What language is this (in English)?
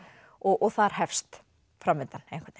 Icelandic